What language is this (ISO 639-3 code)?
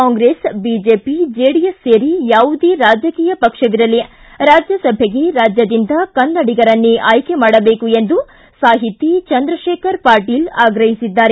kan